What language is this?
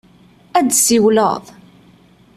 Kabyle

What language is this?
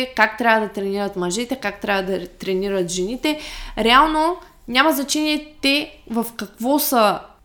Bulgarian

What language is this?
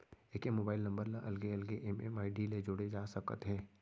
Chhattisgarhi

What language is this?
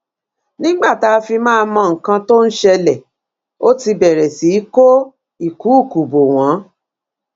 Yoruba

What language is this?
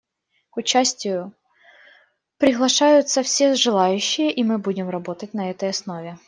Russian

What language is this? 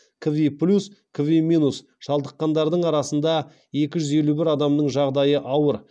Kazakh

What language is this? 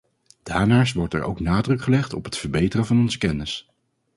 Dutch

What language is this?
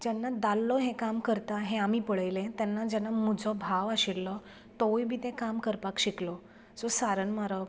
Konkani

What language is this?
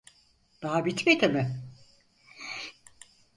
Turkish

